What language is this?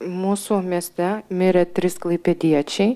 Lithuanian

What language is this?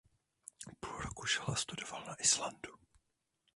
Czech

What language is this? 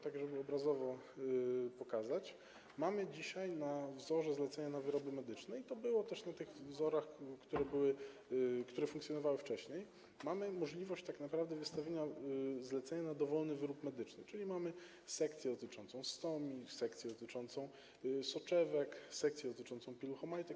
Polish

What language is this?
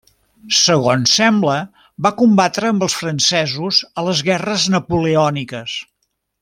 Catalan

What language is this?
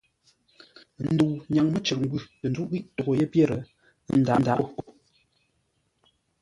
Ngombale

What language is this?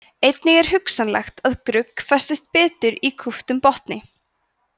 Icelandic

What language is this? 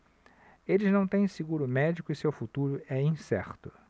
Portuguese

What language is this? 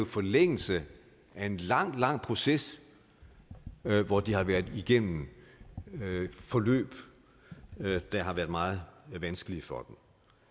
Danish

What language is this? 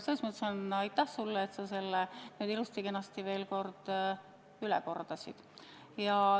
Estonian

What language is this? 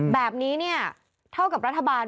Thai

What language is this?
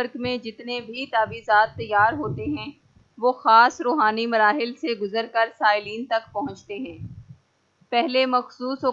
Urdu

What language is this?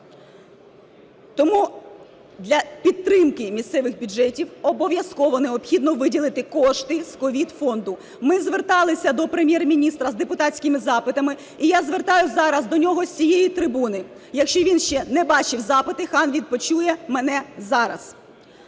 Ukrainian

